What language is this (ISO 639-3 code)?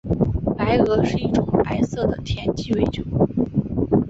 zho